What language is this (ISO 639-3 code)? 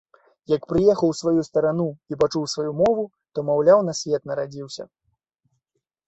bel